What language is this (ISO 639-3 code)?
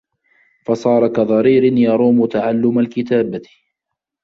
ara